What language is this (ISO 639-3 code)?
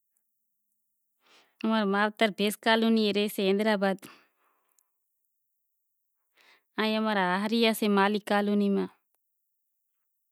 gjk